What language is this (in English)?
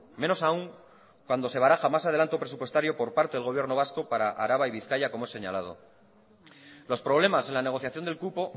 Spanish